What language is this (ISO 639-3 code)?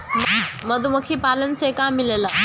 bho